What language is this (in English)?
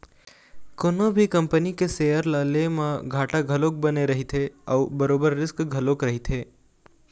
Chhattisgarhi